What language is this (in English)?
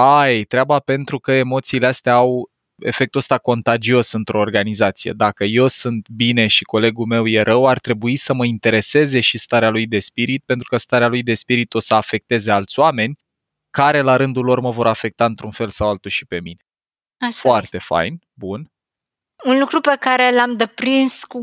Romanian